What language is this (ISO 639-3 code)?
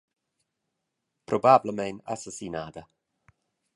roh